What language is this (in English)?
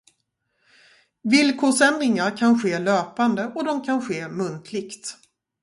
Swedish